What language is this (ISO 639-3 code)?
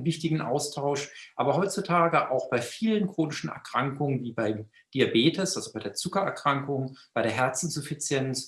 deu